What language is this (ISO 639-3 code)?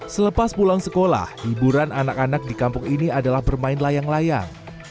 ind